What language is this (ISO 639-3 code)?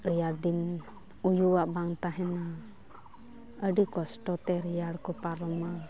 sat